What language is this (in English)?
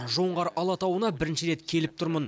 Kazakh